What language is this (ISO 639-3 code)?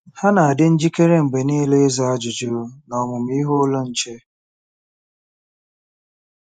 ibo